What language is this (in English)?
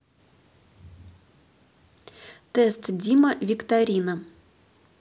Russian